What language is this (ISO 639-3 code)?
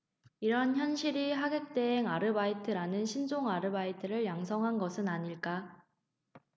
kor